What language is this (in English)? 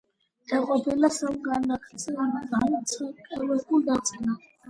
Georgian